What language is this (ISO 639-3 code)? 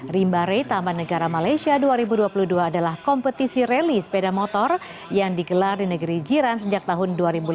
ind